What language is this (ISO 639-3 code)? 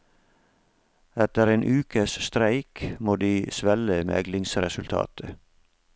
nor